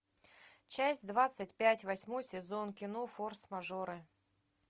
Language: Russian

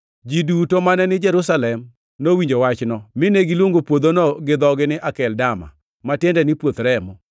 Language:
Luo (Kenya and Tanzania)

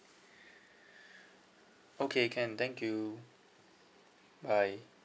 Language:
English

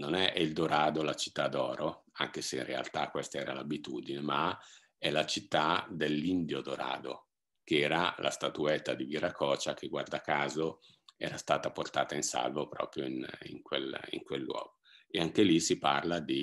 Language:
Italian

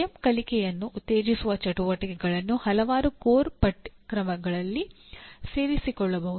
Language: Kannada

